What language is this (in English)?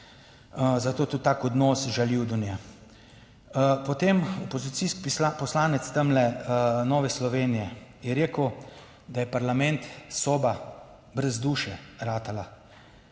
Slovenian